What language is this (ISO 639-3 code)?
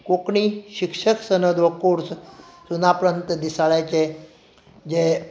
kok